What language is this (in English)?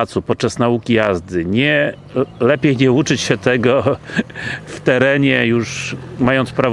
Polish